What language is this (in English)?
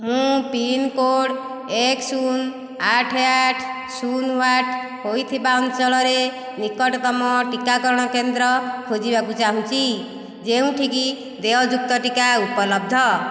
Odia